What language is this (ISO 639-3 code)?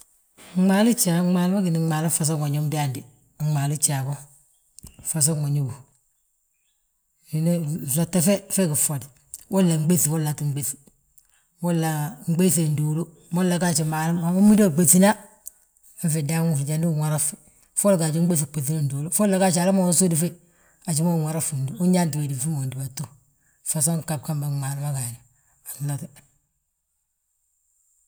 bjt